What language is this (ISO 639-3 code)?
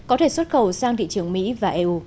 vie